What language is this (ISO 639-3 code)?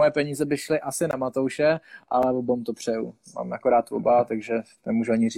ces